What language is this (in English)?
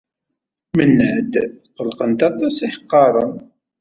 Kabyle